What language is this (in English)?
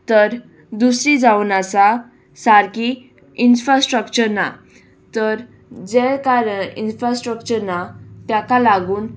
Konkani